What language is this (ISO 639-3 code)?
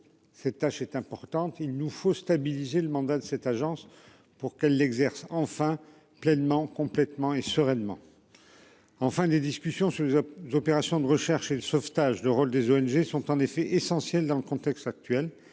fra